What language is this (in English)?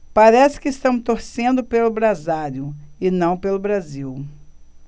Portuguese